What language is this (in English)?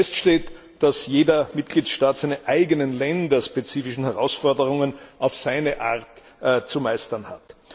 German